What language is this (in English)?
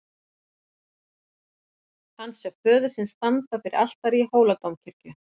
Icelandic